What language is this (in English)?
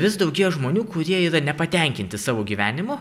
Lithuanian